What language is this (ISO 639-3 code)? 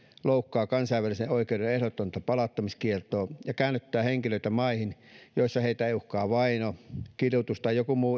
fin